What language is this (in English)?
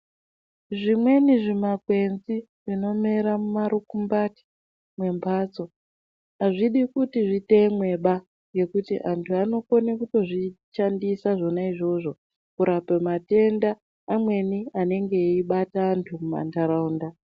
Ndau